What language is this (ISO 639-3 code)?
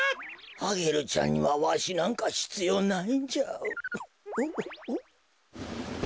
jpn